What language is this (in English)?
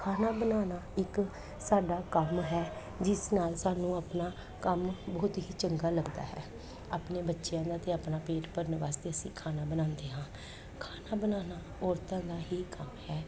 Punjabi